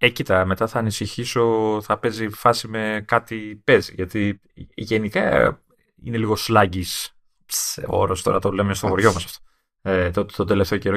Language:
Greek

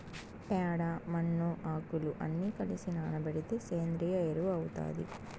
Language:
Telugu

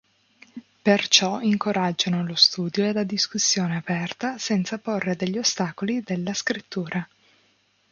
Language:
Italian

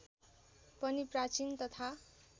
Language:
Nepali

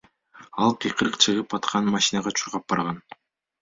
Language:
Kyrgyz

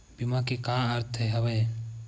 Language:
Chhattisgarhi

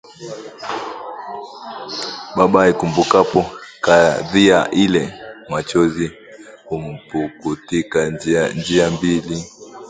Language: Swahili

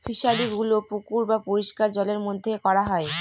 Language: Bangla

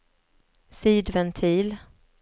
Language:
Swedish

